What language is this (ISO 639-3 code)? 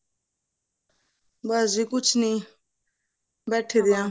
pan